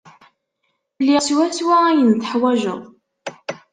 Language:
Kabyle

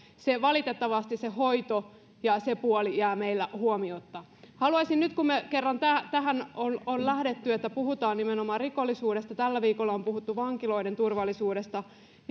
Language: Finnish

